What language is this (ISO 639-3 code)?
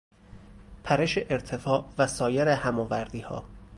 fas